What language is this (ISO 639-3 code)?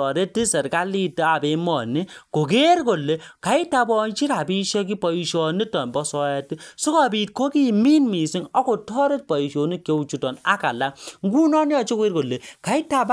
kln